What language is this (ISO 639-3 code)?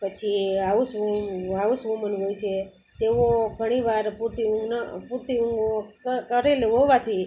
guj